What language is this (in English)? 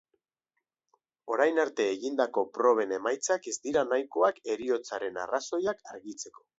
Basque